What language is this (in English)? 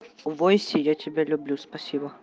Russian